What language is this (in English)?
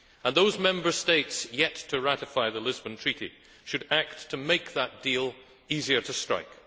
English